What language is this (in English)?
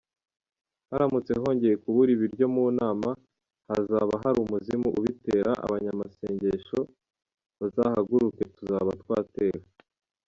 Kinyarwanda